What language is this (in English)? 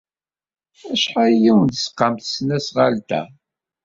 Kabyle